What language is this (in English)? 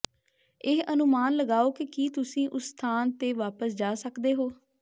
Punjabi